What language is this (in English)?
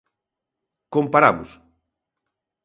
Galician